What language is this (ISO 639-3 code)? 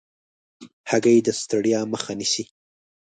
pus